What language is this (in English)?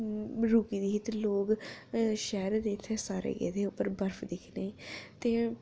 Dogri